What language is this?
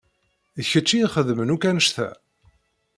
Kabyle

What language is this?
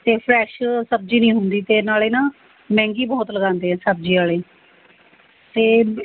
Punjabi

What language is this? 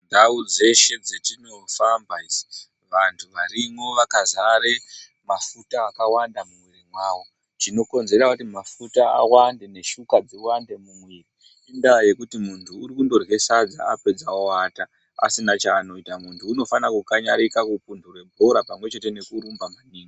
Ndau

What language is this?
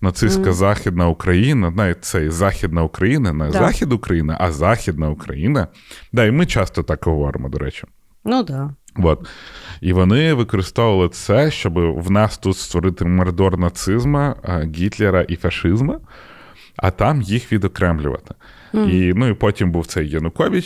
Ukrainian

